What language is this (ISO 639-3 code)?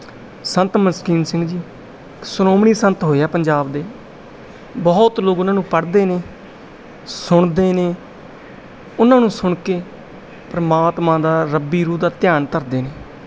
pan